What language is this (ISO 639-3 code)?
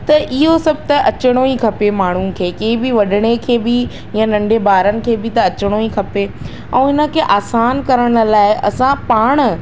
snd